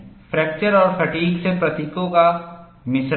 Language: Hindi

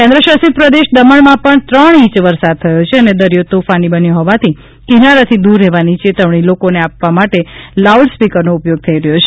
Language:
Gujarati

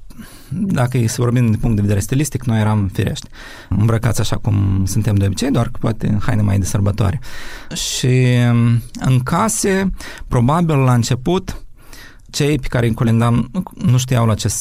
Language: Romanian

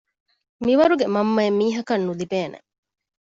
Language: Divehi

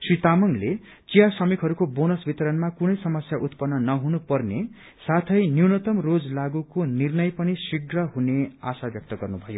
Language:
Nepali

